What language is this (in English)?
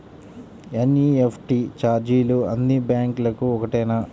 Telugu